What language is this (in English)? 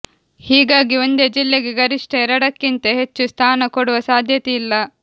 Kannada